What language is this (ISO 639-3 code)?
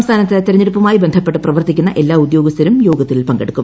mal